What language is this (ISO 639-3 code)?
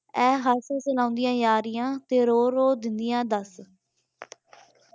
pan